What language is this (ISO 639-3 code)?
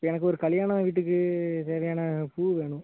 tam